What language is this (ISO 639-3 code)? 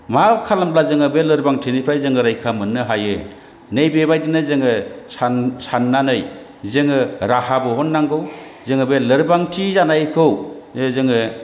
brx